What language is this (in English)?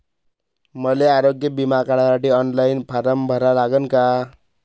Marathi